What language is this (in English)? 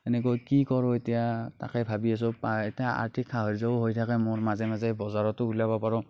Assamese